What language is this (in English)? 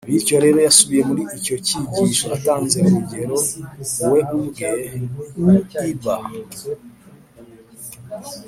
Kinyarwanda